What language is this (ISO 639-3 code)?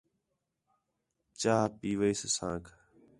xhe